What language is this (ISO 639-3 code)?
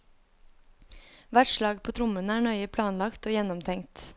nor